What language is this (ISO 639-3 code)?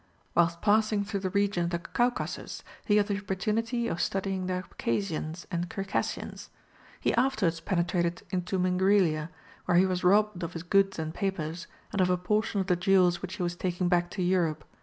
eng